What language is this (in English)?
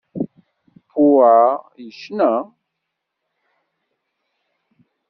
Kabyle